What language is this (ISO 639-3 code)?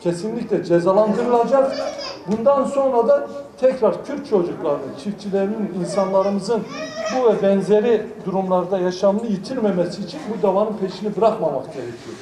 tur